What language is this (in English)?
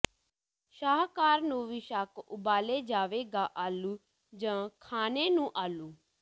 Punjabi